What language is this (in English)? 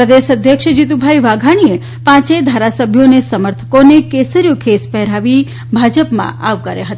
Gujarati